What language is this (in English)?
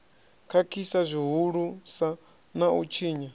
Venda